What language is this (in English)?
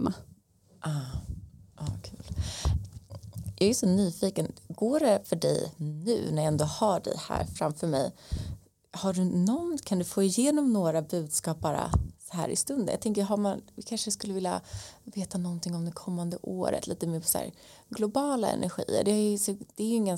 Swedish